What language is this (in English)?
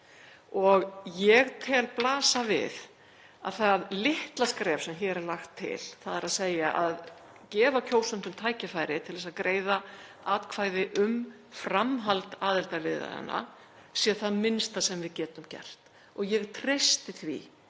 Icelandic